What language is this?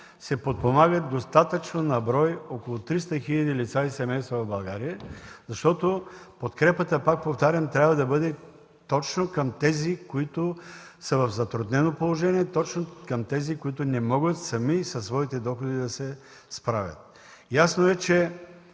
Bulgarian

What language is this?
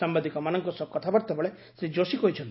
Odia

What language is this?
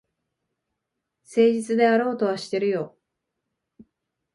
Japanese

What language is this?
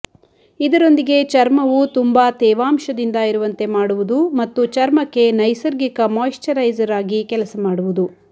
Kannada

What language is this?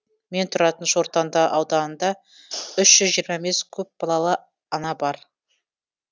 Kazakh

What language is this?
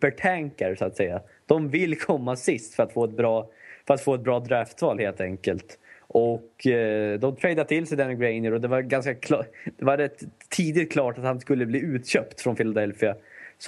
Swedish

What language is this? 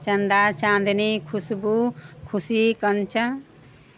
Maithili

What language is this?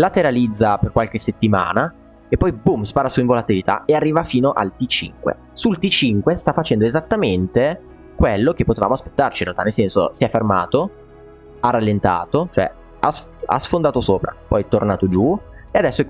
Italian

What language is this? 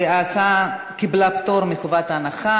Hebrew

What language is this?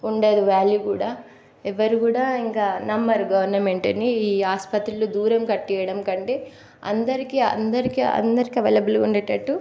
Telugu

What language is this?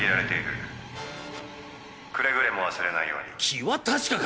Japanese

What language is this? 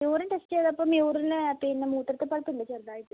Malayalam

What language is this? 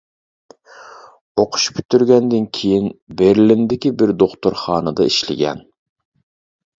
Uyghur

